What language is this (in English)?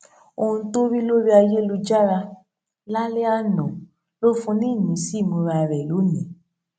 Yoruba